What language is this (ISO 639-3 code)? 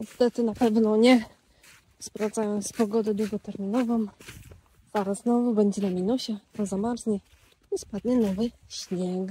pol